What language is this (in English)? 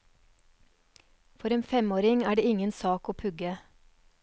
Norwegian